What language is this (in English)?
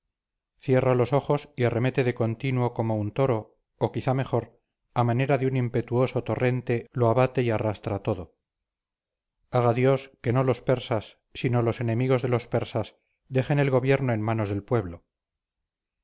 Spanish